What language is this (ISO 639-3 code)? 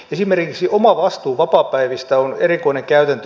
fin